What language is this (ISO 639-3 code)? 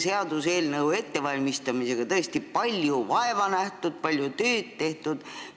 est